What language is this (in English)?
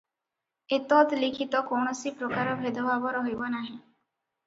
Odia